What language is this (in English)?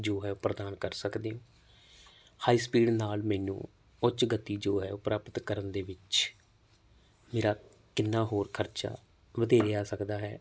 Punjabi